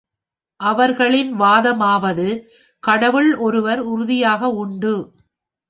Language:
Tamil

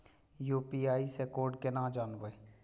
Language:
Maithili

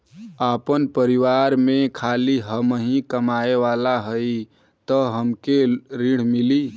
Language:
Bhojpuri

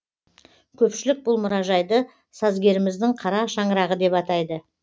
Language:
Kazakh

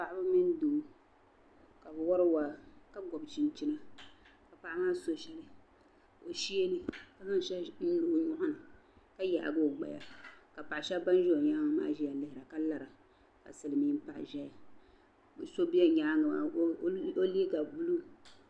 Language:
Dagbani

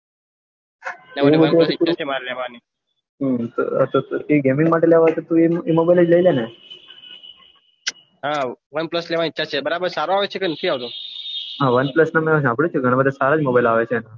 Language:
Gujarati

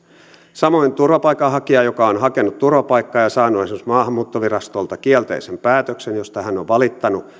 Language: Finnish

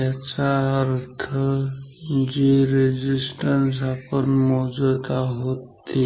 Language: Marathi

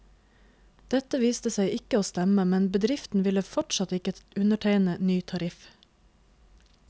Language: Norwegian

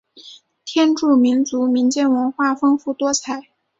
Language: Chinese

